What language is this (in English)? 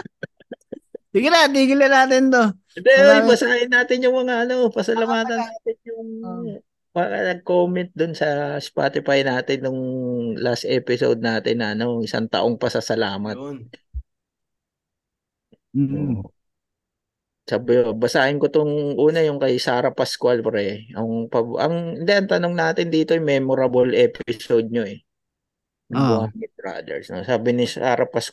Filipino